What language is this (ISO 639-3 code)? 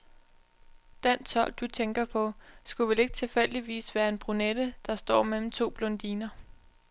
dan